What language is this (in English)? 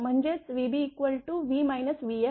Marathi